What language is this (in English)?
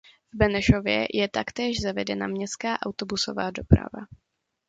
Czech